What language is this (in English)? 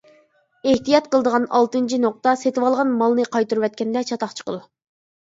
Uyghur